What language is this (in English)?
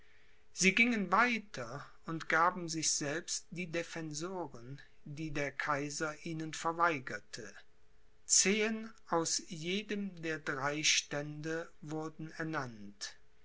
German